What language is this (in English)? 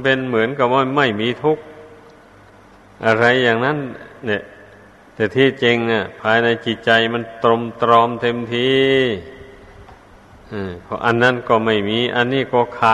Thai